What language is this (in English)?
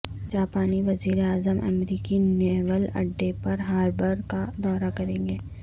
Urdu